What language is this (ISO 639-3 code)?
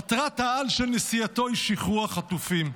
heb